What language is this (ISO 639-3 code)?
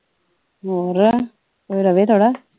pan